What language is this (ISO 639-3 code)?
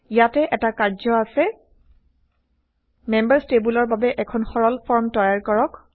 asm